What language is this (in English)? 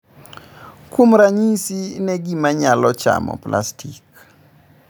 Luo (Kenya and Tanzania)